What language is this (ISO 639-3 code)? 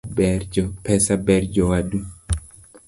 luo